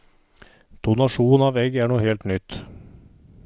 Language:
Norwegian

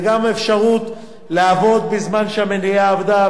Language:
Hebrew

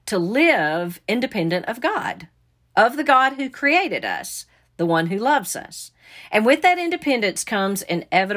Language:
English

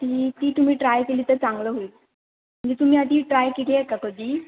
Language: Marathi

